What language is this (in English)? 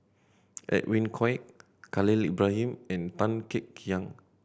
English